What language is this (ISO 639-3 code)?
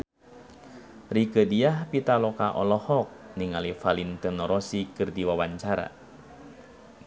sun